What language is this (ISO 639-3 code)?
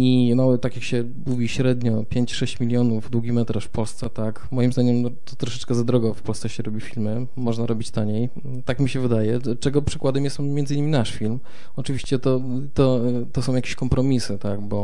pol